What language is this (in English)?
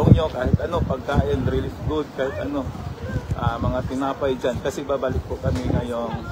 Filipino